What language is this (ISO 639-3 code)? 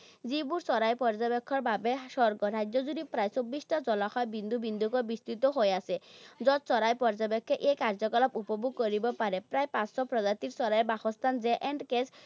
asm